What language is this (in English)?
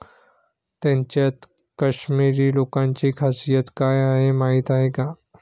Marathi